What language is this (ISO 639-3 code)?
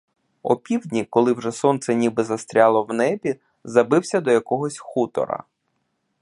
ukr